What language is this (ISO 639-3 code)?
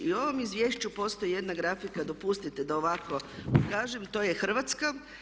hrv